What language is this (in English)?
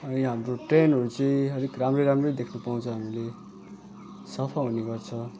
Nepali